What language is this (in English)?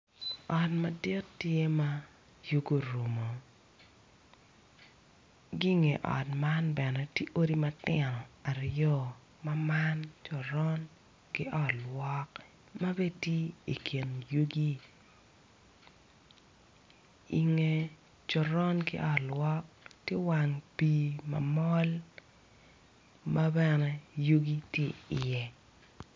Acoli